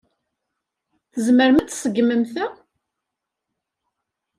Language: Kabyle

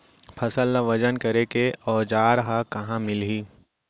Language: Chhattisgarhi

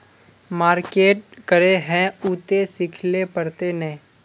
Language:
Magahi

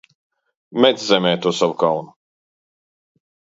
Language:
Latvian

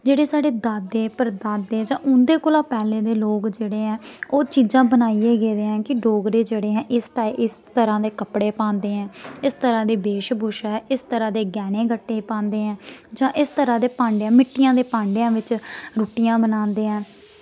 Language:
Dogri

